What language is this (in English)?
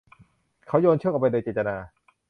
Thai